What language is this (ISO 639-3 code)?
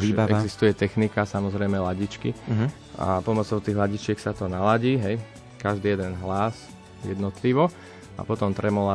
slk